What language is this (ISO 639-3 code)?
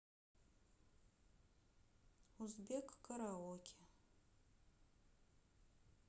rus